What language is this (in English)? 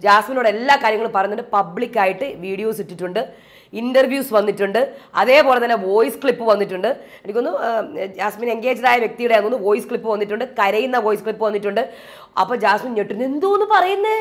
Malayalam